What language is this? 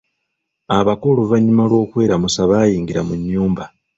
Ganda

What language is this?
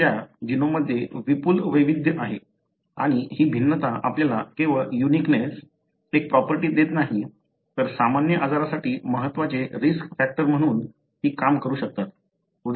Marathi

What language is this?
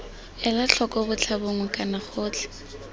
Tswana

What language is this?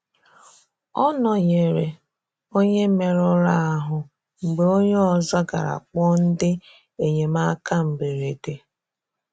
Igbo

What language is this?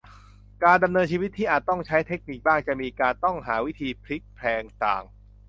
Thai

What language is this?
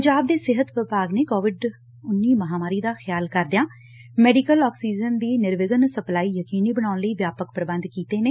Punjabi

